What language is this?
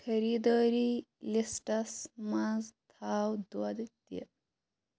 Kashmiri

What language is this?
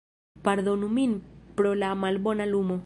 Esperanto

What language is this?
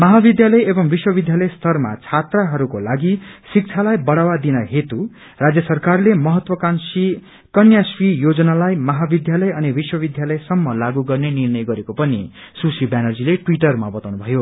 Nepali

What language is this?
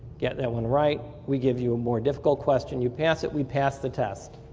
English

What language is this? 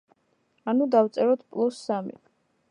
Georgian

